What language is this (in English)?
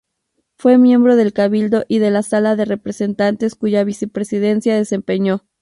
Spanish